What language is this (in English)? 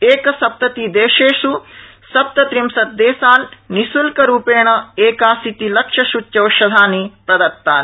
Sanskrit